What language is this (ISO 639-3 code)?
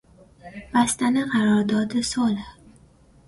fas